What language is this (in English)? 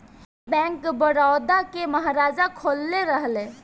Bhojpuri